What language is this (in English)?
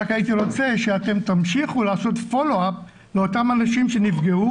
Hebrew